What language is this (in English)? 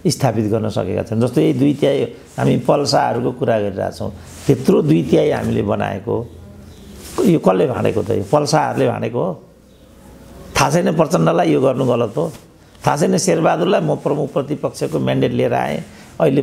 Indonesian